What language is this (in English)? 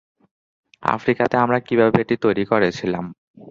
Bangla